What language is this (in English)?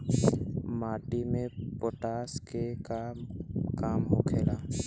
Bhojpuri